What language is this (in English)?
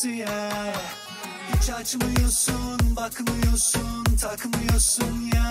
Turkish